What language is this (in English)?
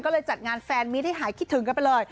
Thai